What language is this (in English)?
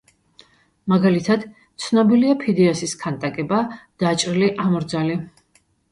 Georgian